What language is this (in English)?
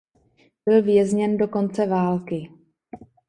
Czech